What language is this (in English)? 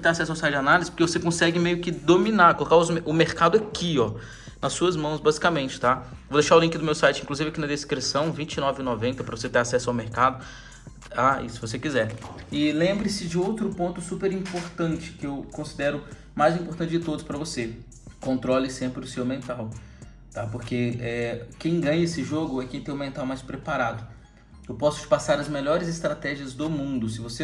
Portuguese